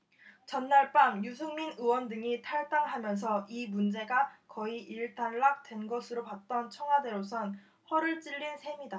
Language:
Korean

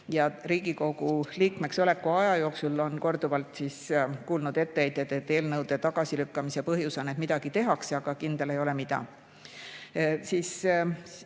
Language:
Estonian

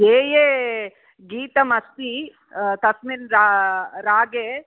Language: Sanskrit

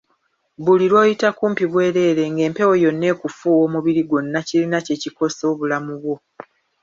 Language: Ganda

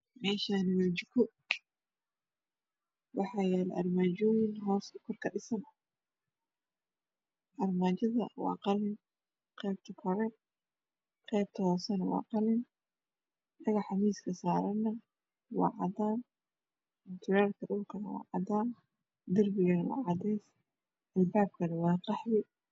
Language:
Somali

